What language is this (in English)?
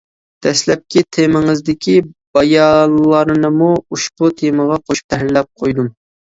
Uyghur